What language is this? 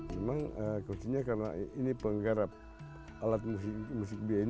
Indonesian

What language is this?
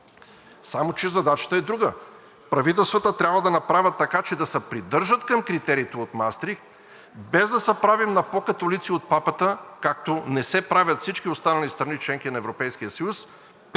Bulgarian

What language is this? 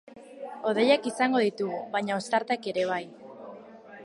Basque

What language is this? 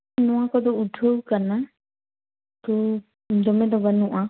Santali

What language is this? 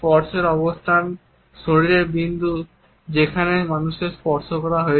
Bangla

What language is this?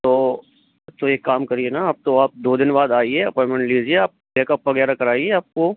Hindi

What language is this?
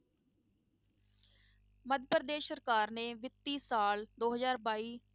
Punjabi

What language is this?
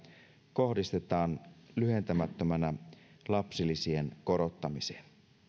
Finnish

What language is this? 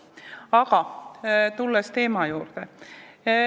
Estonian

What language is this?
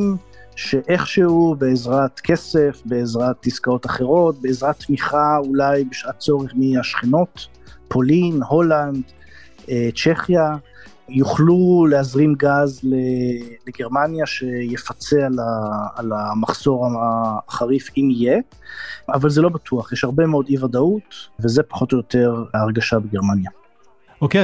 Hebrew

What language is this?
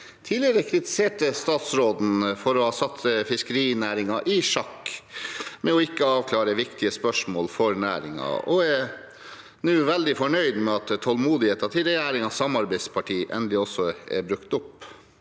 Norwegian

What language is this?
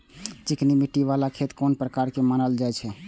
Maithili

